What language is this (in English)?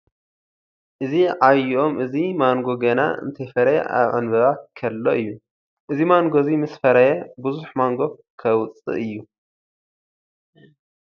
Tigrinya